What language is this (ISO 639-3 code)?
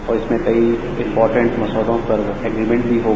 hin